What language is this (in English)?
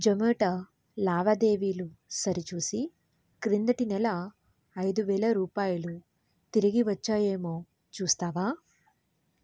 Telugu